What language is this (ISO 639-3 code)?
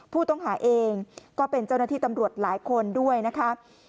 tha